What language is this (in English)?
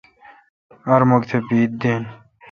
Kalkoti